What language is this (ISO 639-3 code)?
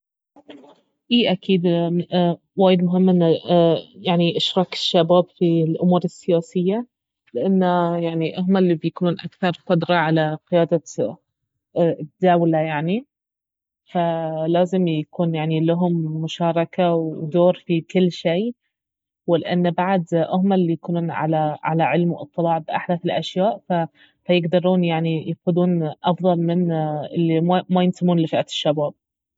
abv